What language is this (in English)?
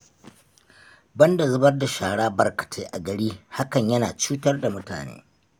Hausa